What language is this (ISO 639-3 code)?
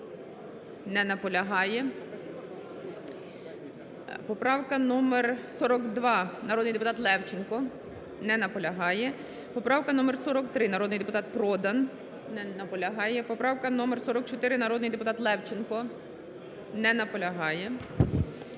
ukr